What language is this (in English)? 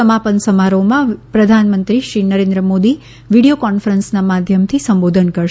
Gujarati